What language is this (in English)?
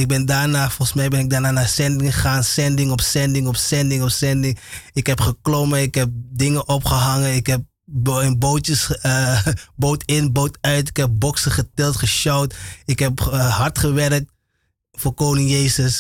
Dutch